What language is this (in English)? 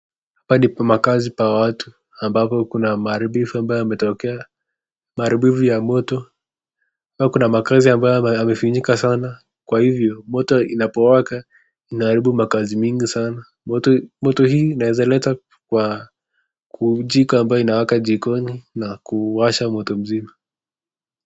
Swahili